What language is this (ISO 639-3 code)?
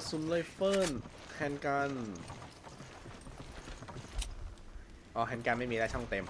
tha